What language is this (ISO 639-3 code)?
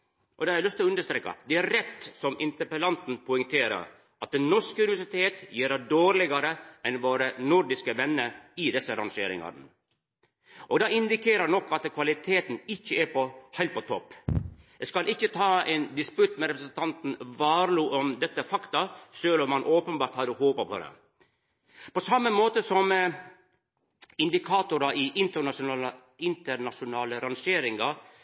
nno